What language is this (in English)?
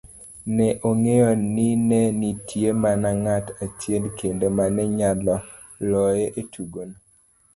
Luo (Kenya and Tanzania)